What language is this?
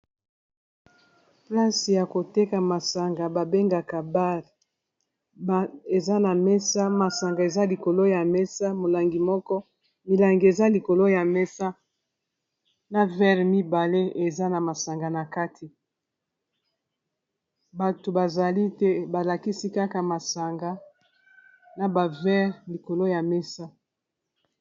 Lingala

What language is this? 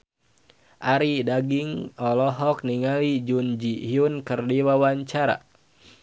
Sundanese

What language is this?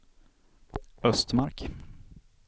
Swedish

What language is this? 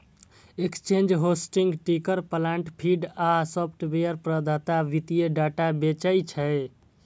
Maithili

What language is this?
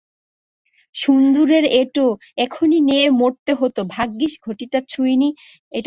Bangla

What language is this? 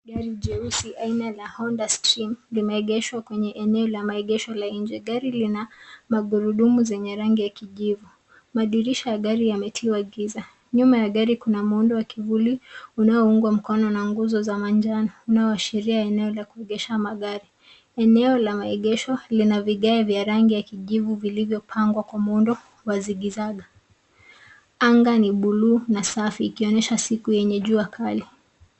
Swahili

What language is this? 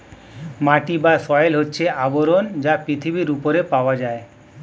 Bangla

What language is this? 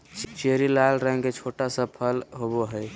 Magahi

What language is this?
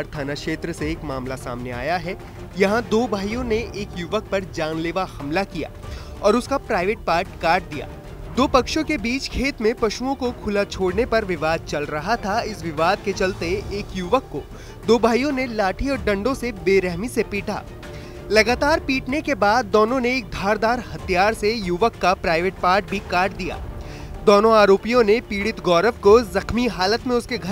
Hindi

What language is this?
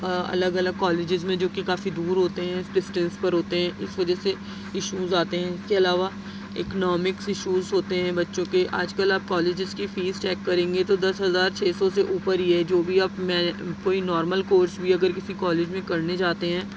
Urdu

